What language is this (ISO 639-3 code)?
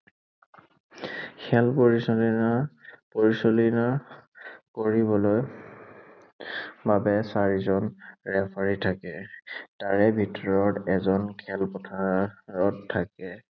asm